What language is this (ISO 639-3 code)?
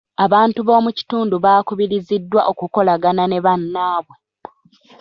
lug